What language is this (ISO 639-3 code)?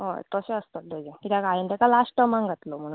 kok